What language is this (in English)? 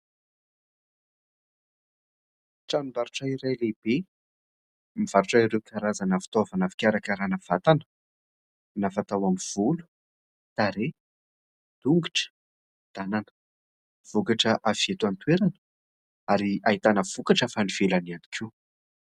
Malagasy